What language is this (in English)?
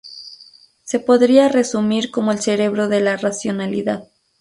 Spanish